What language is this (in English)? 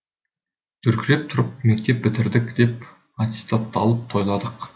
Kazakh